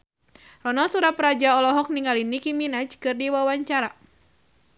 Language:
Sundanese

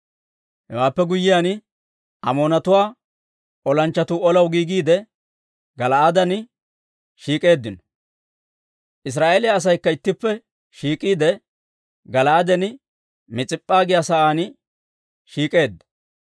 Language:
Dawro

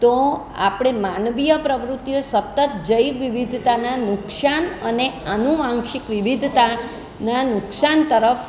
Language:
Gujarati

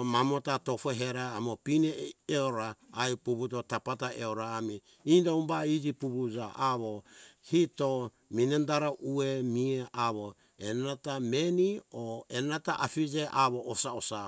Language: Hunjara-Kaina Ke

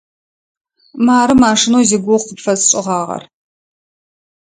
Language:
Adyghe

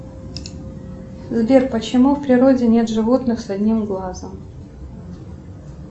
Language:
Russian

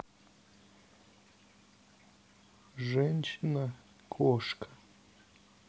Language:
Russian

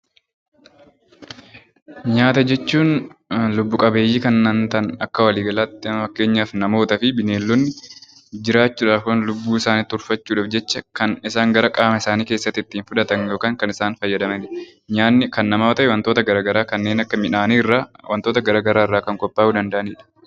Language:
Oromo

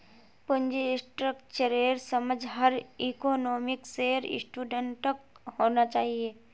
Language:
Magahi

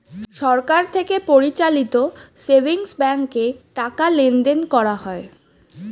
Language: Bangla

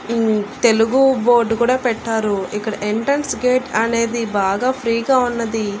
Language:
Telugu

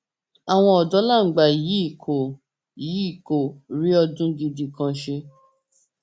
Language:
Yoruba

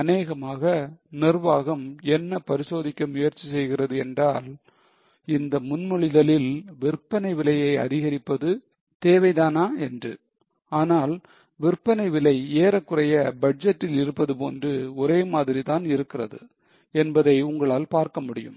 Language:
Tamil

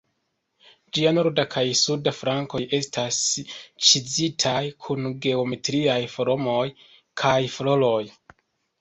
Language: Esperanto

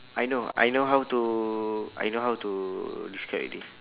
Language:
English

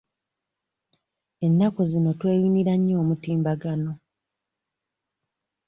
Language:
Ganda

